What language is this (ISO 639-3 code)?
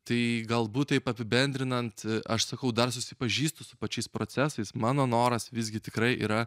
lit